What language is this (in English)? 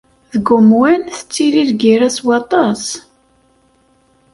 Kabyle